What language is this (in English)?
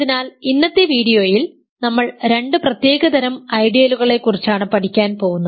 Malayalam